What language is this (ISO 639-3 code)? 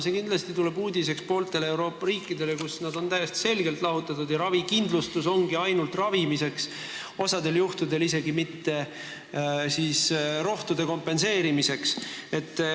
est